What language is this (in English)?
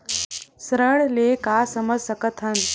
Chhattisgarhi